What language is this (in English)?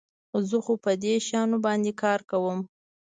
Pashto